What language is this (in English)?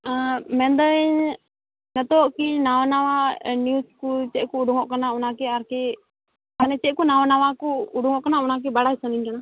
Santali